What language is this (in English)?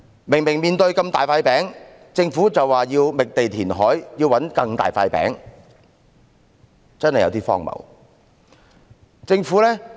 Cantonese